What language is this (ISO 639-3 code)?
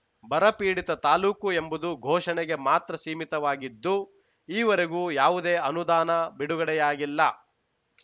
kan